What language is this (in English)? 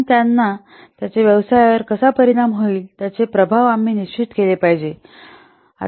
Marathi